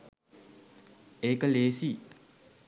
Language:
Sinhala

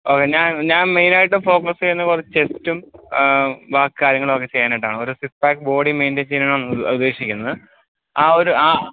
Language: Malayalam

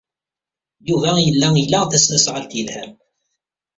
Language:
Kabyle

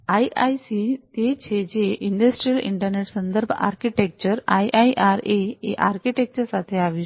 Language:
Gujarati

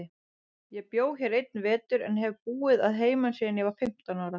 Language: Icelandic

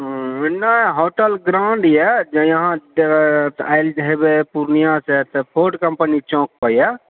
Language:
Maithili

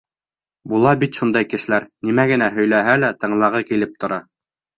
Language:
Bashkir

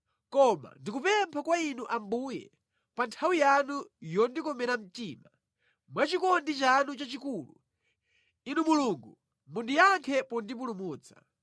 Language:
Nyanja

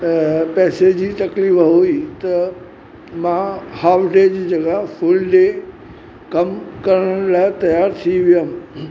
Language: Sindhi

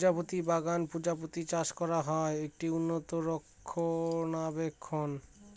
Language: Bangla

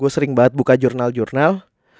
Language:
Indonesian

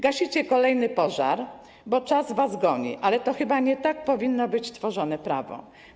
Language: Polish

